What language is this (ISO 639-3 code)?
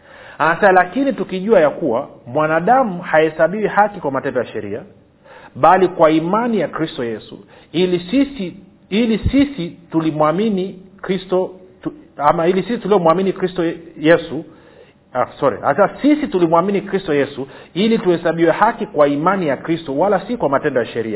swa